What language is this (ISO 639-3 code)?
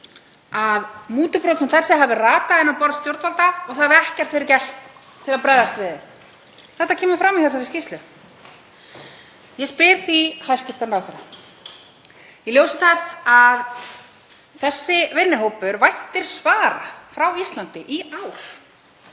isl